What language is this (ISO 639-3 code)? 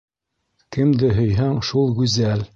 bak